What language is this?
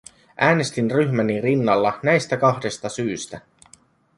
Finnish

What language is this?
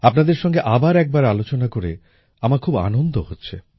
Bangla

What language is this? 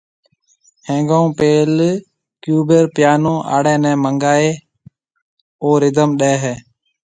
Marwari (Pakistan)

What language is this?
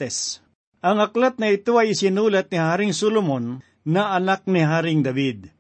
Filipino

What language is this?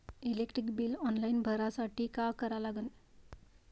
Marathi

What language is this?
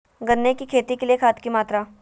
Magahi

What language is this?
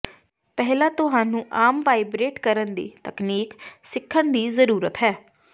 Punjabi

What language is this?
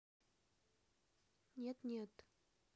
Russian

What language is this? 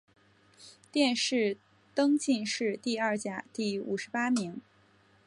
Chinese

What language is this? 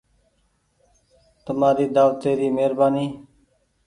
Goaria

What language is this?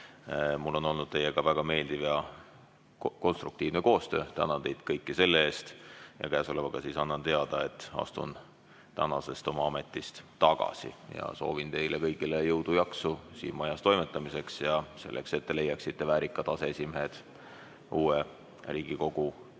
Estonian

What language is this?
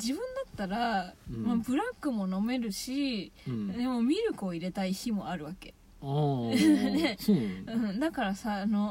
Japanese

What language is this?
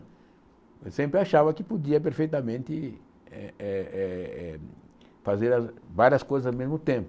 Portuguese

